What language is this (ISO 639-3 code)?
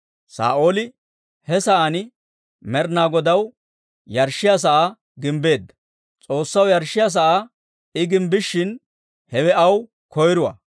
dwr